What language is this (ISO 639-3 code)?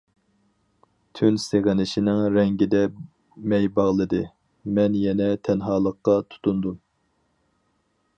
uig